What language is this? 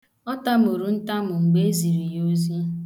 Igbo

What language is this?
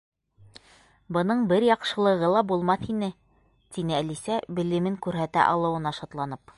Bashkir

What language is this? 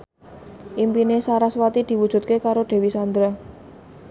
Javanese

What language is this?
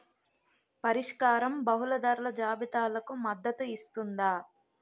Telugu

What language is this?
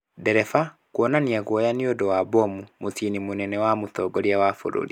Kikuyu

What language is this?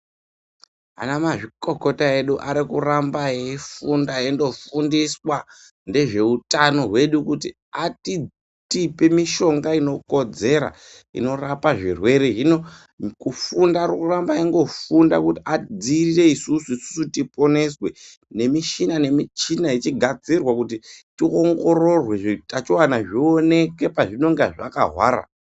Ndau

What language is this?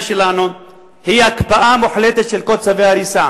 Hebrew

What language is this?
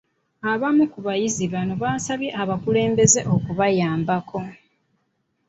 Ganda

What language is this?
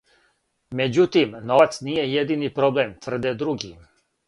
Serbian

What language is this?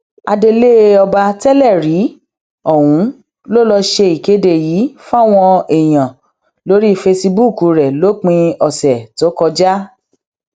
Yoruba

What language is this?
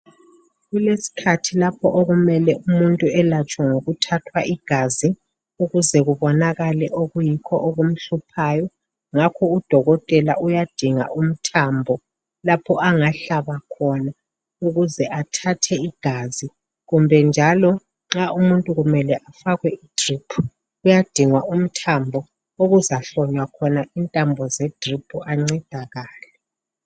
North Ndebele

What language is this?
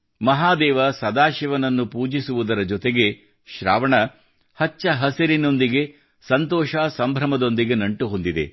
Kannada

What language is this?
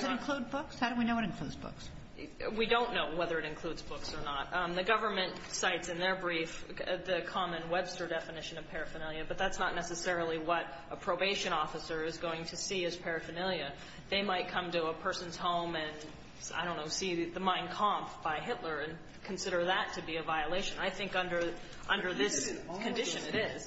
English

